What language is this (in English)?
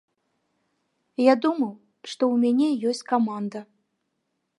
Belarusian